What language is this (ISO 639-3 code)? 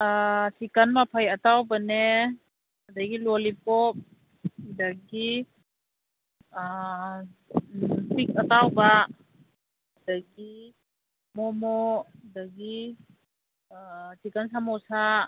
mni